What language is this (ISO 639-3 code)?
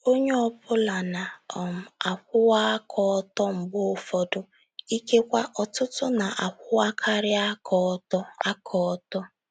ibo